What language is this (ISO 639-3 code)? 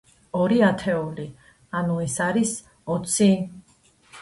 kat